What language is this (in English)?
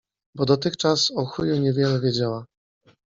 Polish